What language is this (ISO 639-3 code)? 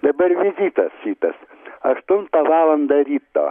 lit